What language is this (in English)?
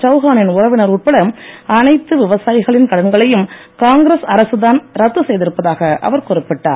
Tamil